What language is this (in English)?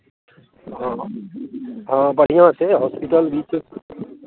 Maithili